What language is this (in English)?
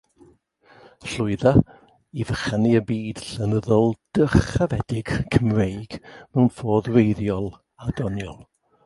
Welsh